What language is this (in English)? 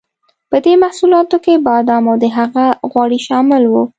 Pashto